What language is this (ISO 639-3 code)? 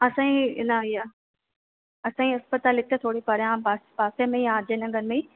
snd